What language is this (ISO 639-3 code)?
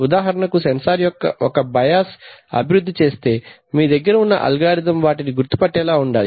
tel